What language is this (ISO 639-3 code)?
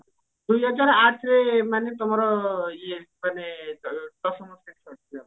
ori